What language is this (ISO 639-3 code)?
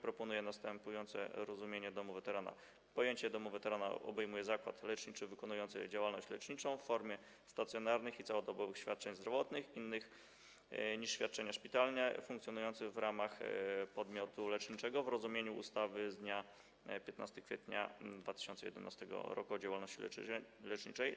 pol